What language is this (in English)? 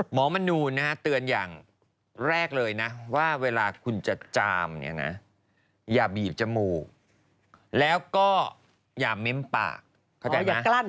Thai